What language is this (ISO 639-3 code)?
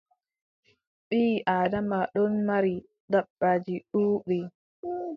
fub